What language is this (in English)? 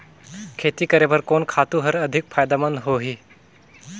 Chhattisgarhi